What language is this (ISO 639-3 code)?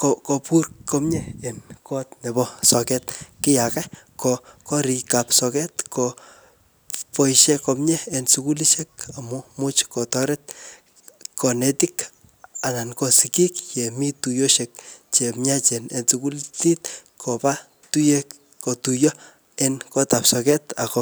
kln